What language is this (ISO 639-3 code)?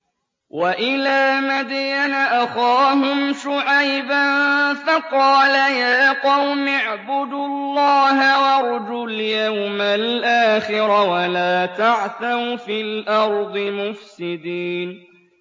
ara